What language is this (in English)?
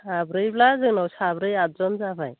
Bodo